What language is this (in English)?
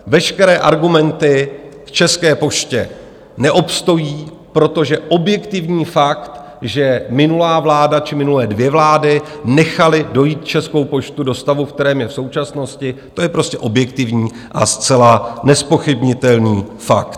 Czech